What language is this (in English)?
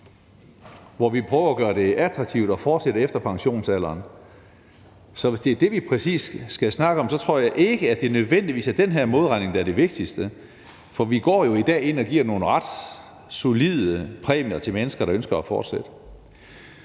Danish